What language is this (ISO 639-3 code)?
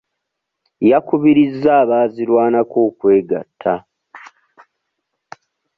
lug